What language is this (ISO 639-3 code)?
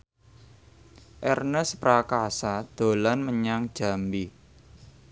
jav